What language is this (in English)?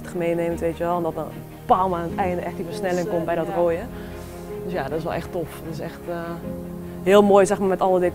Dutch